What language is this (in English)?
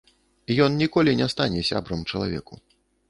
Belarusian